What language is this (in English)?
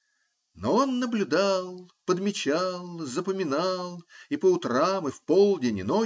Russian